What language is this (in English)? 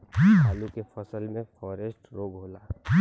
Bhojpuri